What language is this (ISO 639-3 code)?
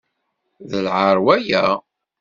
kab